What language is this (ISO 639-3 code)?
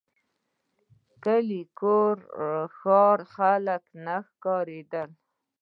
pus